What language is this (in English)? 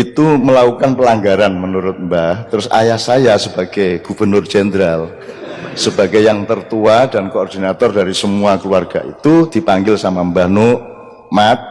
Indonesian